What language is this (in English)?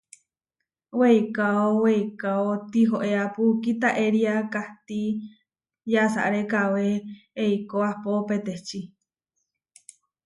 Huarijio